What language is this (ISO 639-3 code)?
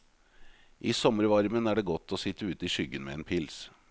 nor